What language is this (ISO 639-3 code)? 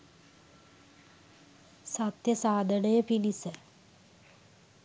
sin